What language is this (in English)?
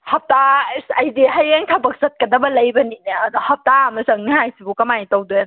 Manipuri